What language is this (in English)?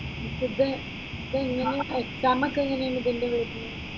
Malayalam